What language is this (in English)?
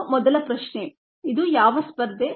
Kannada